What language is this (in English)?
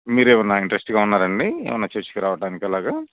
Telugu